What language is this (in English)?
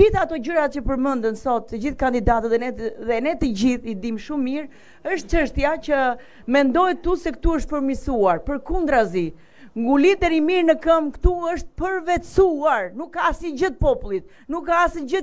Romanian